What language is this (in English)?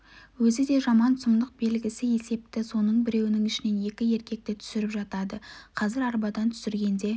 Kazakh